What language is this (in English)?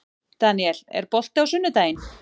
Icelandic